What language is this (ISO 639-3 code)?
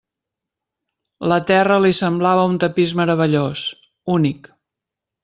cat